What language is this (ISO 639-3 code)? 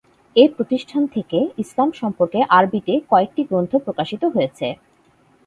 ben